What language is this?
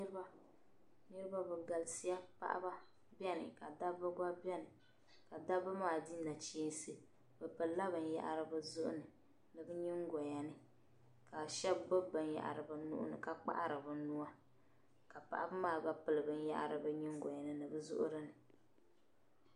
Dagbani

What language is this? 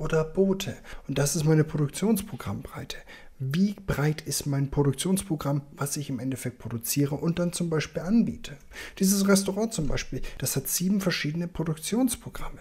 German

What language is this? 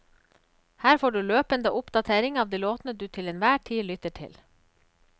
Norwegian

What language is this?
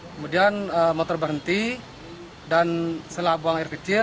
Indonesian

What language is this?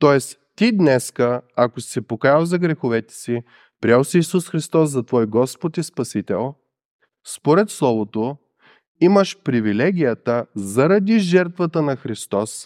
Bulgarian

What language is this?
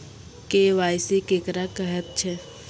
Maithili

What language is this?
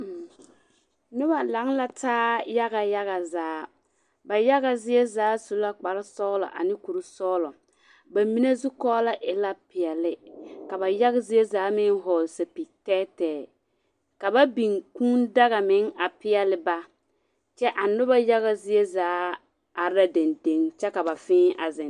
Southern Dagaare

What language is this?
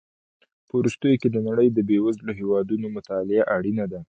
Pashto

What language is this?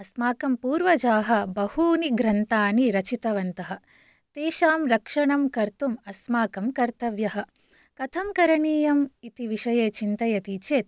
Sanskrit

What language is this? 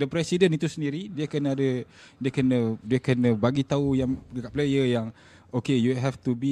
Malay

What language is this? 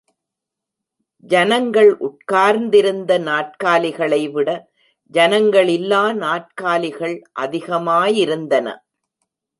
Tamil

